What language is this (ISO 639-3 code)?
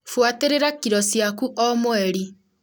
kik